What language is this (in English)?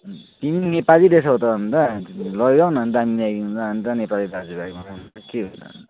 Nepali